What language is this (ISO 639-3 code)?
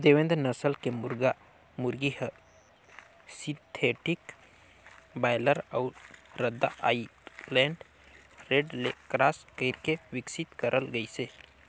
hne